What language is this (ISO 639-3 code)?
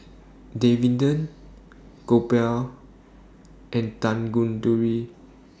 eng